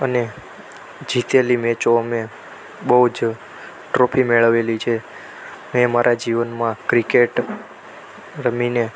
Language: Gujarati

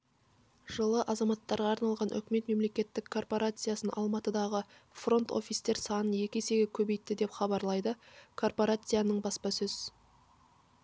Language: Kazakh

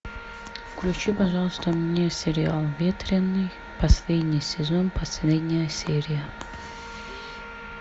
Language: Russian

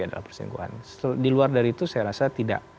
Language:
Indonesian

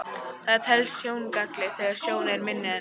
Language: Icelandic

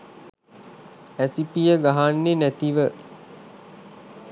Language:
Sinhala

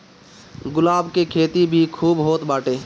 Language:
Bhojpuri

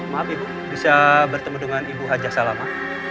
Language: Indonesian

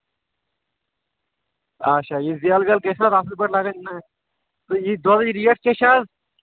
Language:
Kashmiri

